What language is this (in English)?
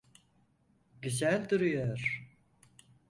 Turkish